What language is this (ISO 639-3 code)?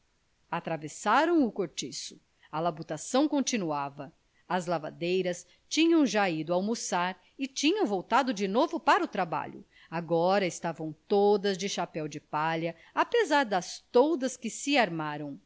por